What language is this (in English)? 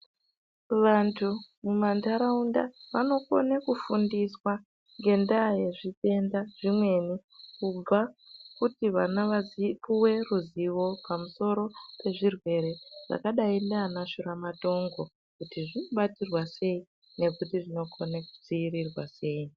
Ndau